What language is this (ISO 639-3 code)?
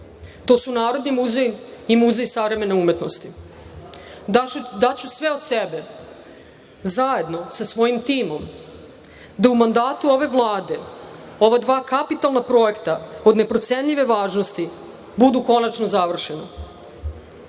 srp